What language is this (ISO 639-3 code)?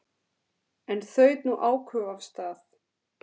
isl